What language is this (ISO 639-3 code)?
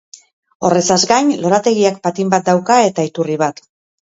eus